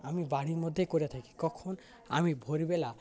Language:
Bangla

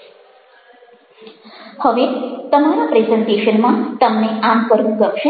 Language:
Gujarati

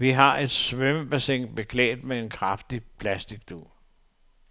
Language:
Danish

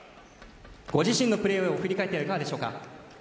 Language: Japanese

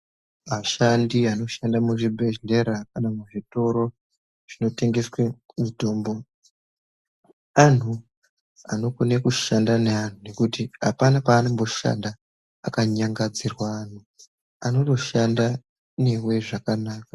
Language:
Ndau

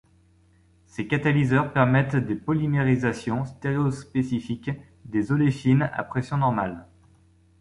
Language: French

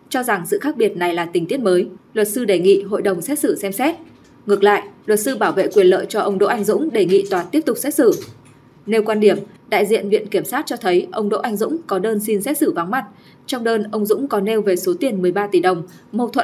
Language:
Vietnamese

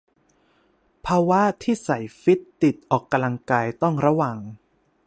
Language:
Thai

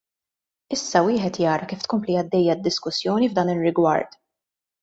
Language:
Maltese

